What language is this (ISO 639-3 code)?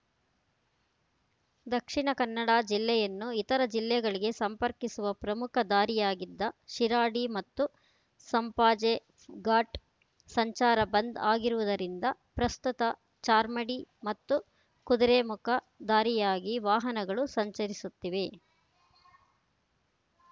kan